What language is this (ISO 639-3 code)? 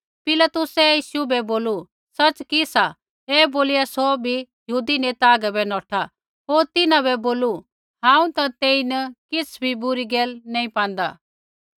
kfx